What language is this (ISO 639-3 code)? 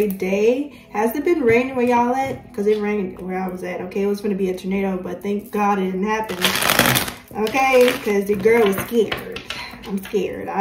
eng